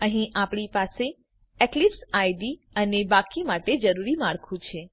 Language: Gujarati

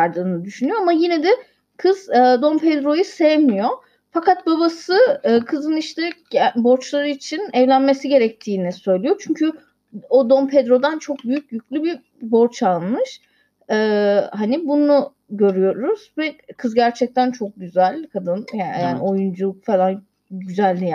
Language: Turkish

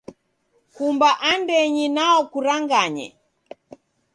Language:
Taita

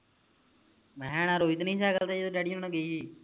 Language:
Punjabi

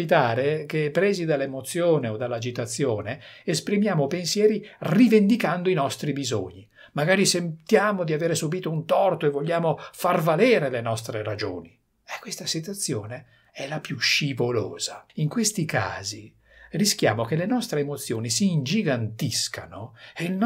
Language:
Italian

